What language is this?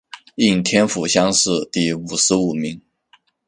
Chinese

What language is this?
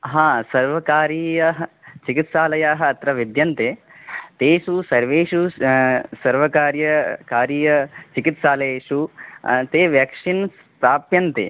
Sanskrit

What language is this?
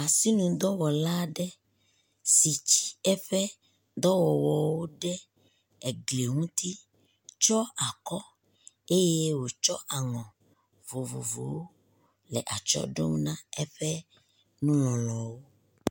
Ewe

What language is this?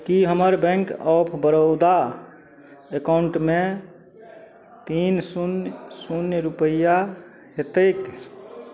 Maithili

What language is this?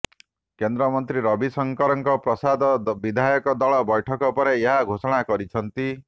Odia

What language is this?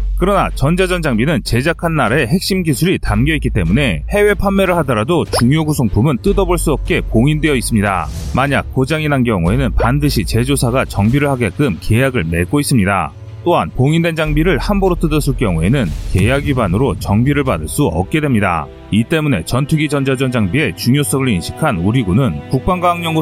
Korean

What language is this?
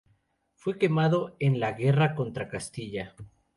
Spanish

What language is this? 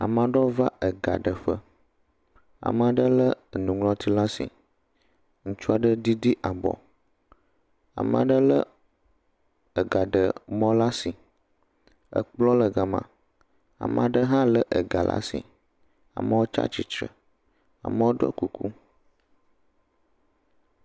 Ewe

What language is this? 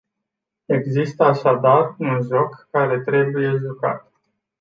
Romanian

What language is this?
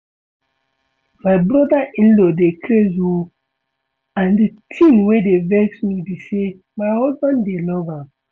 Nigerian Pidgin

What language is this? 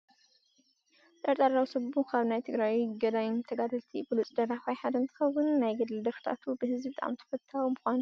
Tigrinya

